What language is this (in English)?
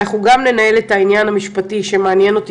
Hebrew